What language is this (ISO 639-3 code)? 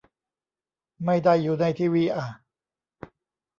tha